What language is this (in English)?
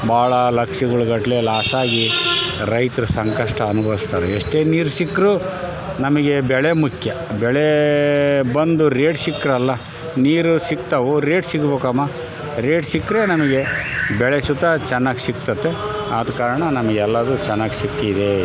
Kannada